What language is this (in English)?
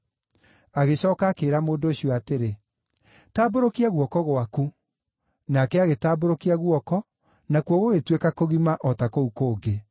Kikuyu